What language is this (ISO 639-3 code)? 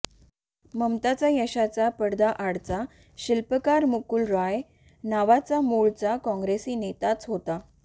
mar